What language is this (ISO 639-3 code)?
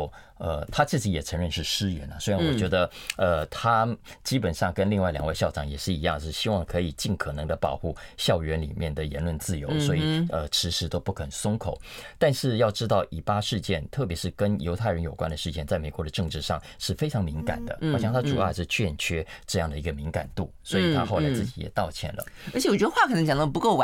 zho